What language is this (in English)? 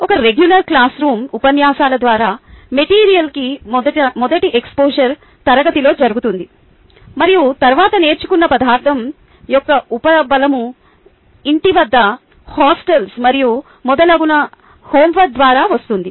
Telugu